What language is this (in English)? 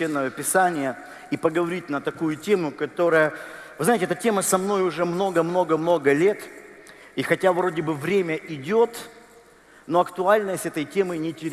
Russian